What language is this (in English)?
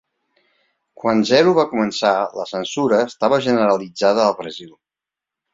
Catalan